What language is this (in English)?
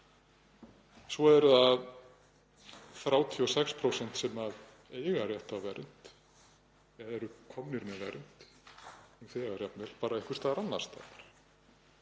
Icelandic